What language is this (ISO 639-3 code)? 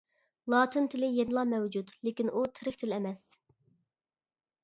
uig